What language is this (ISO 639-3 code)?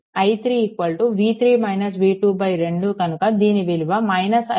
tel